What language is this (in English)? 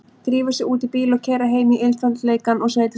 Icelandic